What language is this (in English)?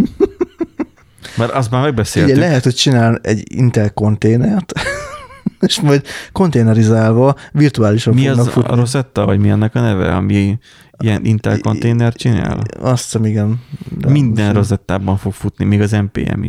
Hungarian